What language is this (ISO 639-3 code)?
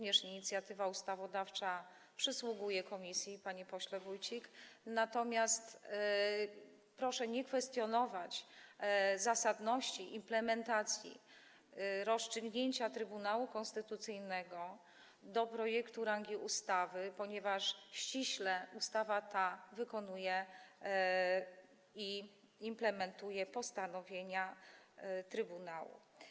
pol